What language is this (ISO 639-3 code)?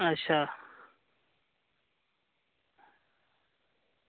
doi